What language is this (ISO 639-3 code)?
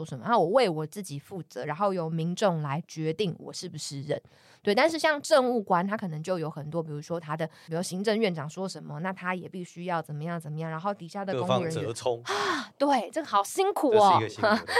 zho